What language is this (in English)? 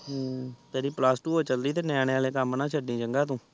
Punjabi